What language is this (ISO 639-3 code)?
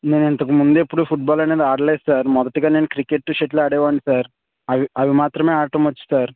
tel